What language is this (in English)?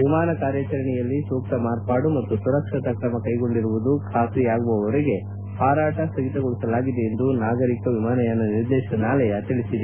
Kannada